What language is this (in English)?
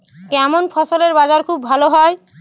Bangla